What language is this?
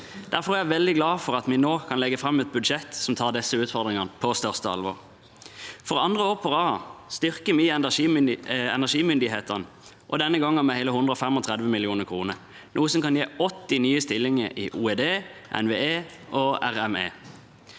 Norwegian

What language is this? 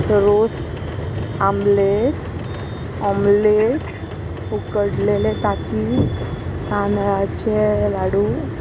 Konkani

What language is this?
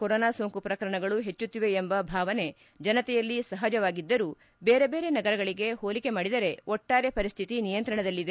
Kannada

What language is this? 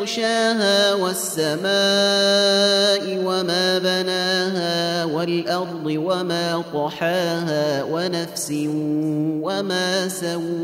Arabic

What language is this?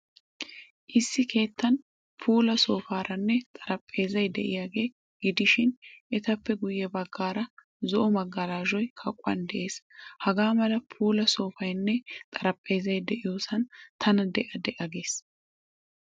Wolaytta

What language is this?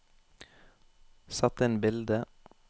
Norwegian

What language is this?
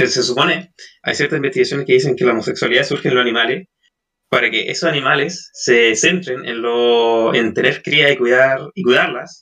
Spanish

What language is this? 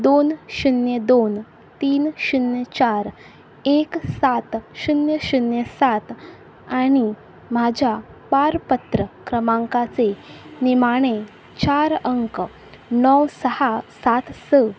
Konkani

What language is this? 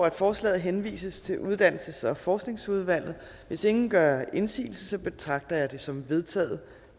Danish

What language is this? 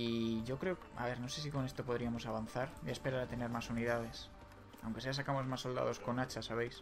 Spanish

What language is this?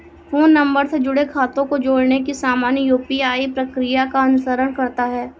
Hindi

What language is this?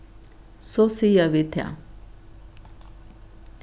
Faroese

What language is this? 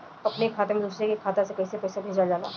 Bhojpuri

